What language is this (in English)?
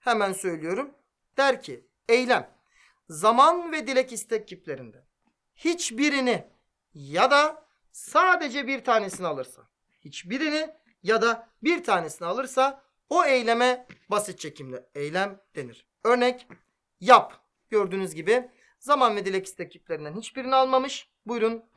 Turkish